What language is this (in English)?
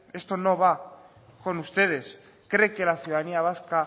Spanish